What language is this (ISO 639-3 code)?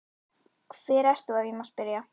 isl